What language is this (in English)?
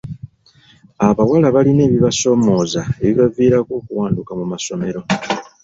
Ganda